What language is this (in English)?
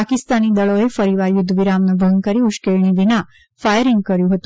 Gujarati